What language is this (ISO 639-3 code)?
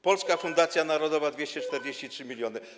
pol